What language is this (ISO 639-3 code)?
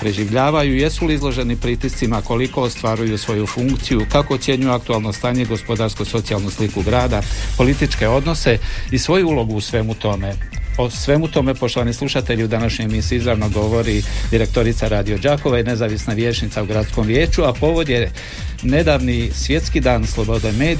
hrv